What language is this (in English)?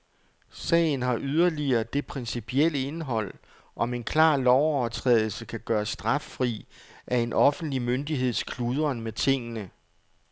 Danish